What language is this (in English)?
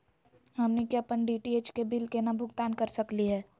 Magahi